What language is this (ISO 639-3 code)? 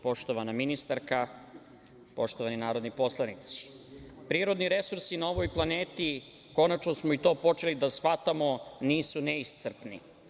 srp